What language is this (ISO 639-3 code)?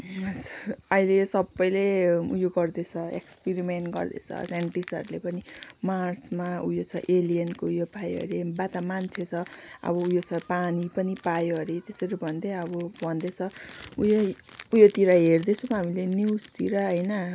nep